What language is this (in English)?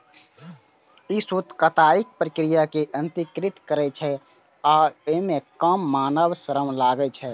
Maithili